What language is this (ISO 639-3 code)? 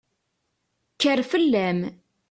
kab